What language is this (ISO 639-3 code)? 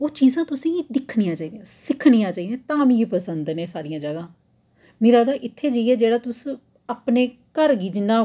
doi